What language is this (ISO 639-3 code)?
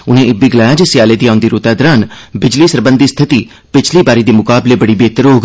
doi